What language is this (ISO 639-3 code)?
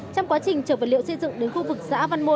vie